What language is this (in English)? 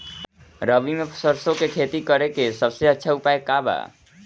Bhojpuri